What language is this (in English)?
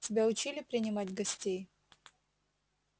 Russian